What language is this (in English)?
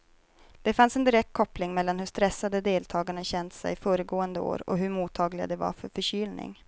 Swedish